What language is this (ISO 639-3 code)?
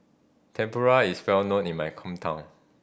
eng